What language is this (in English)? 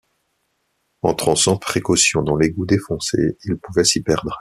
French